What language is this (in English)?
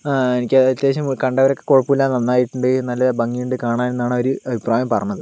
Malayalam